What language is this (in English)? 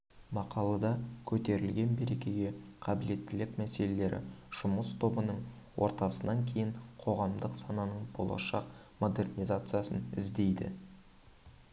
Kazakh